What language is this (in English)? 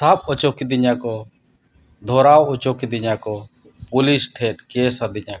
Santali